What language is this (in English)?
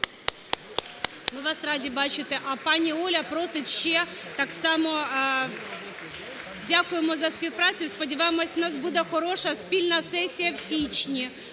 Ukrainian